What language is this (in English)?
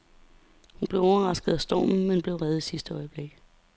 Danish